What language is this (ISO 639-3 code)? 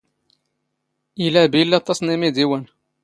zgh